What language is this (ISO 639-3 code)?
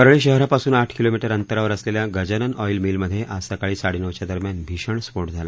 mar